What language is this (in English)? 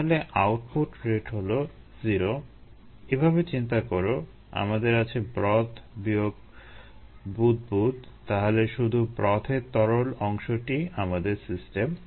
Bangla